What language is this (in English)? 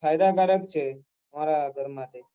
Gujarati